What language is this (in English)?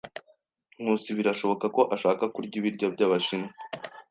Kinyarwanda